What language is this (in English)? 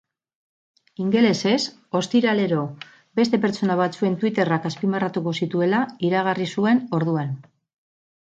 Basque